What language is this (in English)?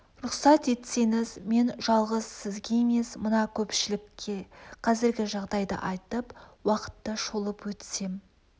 Kazakh